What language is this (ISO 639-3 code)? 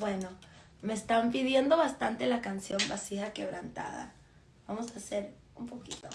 spa